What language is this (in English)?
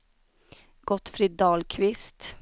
Swedish